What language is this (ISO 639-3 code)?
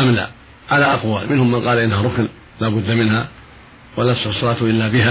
ara